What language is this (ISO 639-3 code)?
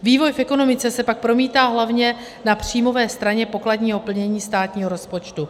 ces